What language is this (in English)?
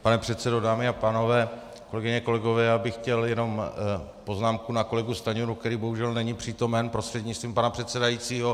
Czech